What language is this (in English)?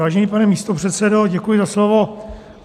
Czech